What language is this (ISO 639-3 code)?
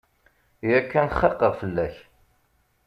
kab